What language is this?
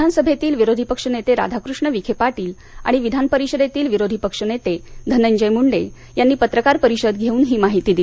Marathi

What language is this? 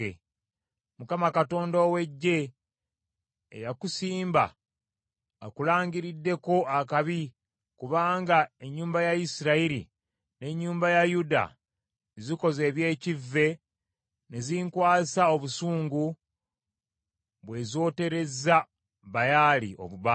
Ganda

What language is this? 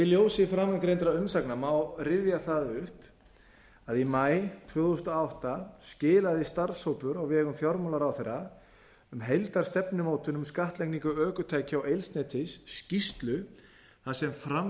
Icelandic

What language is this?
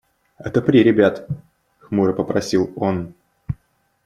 Russian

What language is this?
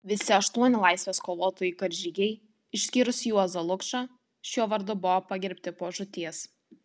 Lithuanian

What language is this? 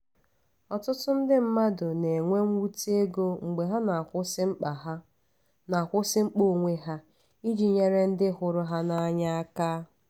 Igbo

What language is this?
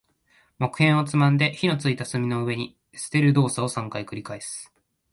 Japanese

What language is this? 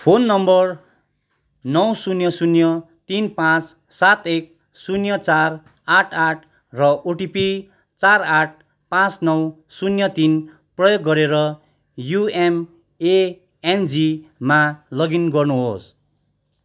Nepali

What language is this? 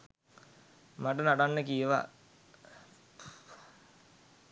Sinhala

